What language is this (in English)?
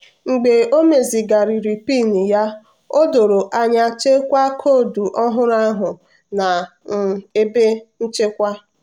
Igbo